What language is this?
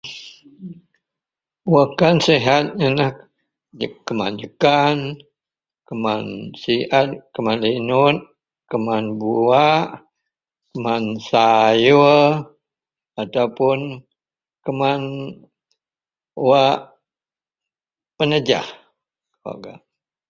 Central Melanau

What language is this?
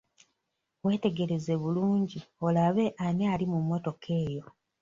Ganda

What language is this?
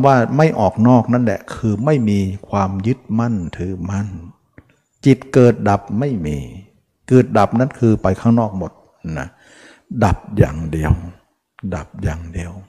Thai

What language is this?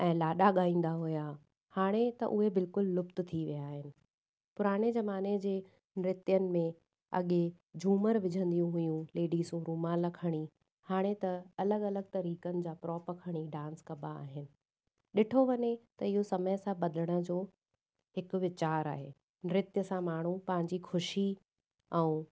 Sindhi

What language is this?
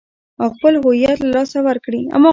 Pashto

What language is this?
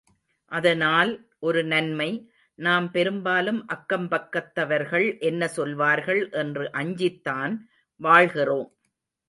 Tamil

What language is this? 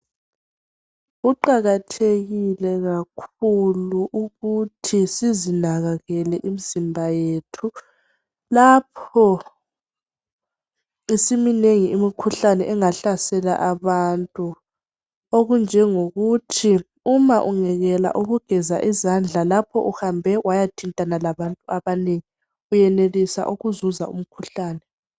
North Ndebele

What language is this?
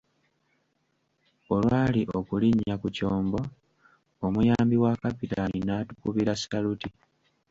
Ganda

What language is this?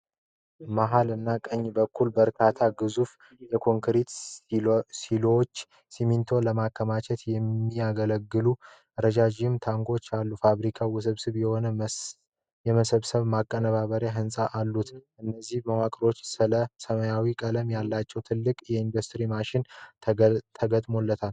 Amharic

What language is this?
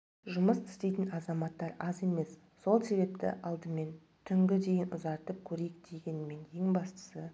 Kazakh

